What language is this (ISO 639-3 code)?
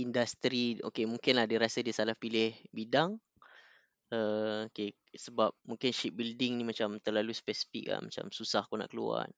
msa